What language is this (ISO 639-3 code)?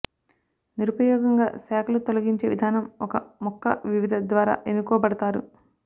tel